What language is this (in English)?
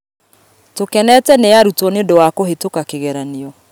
Kikuyu